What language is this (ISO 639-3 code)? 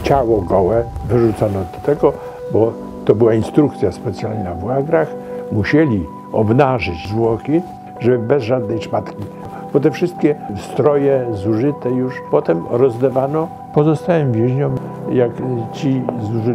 pol